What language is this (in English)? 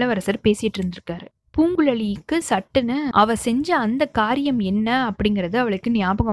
Tamil